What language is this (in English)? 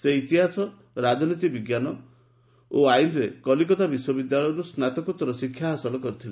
Odia